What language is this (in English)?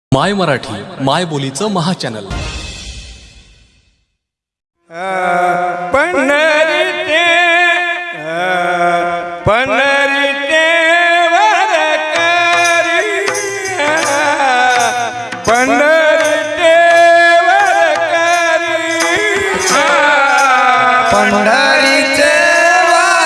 Marathi